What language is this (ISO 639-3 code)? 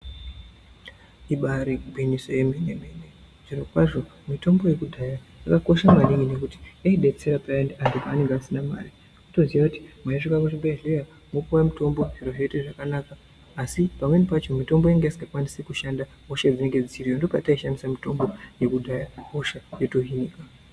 ndc